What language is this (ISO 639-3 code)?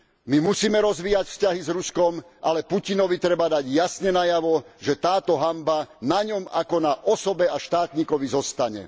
slk